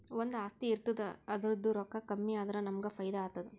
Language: Kannada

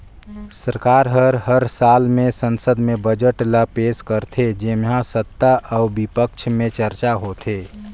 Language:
Chhattisgarhi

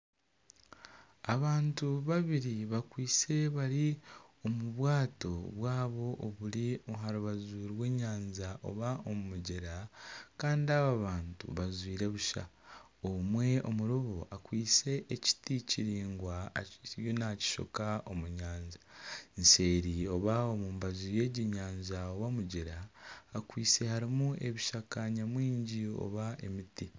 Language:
Nyankole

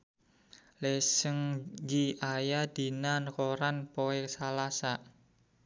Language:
Sundanese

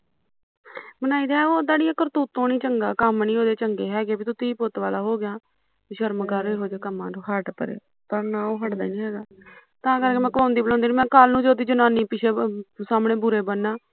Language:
Punjabi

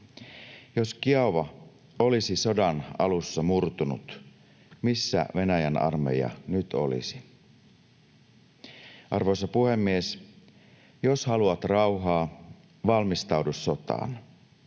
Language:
Finnish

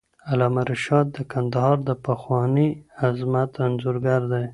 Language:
Pashto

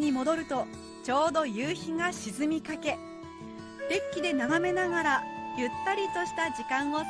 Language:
Japanese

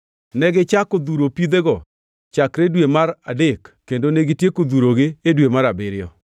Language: Luo (Kenya and Tanzania)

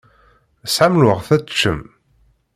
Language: Kabyle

